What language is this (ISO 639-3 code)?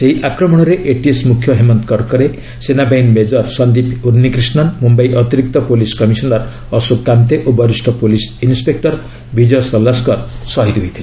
ori